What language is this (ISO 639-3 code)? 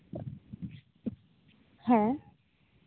sat